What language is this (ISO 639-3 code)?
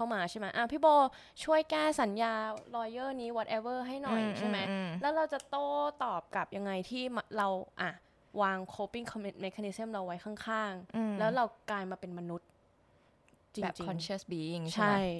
tha